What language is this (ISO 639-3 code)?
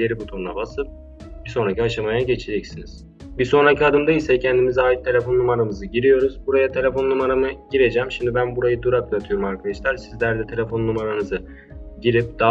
tur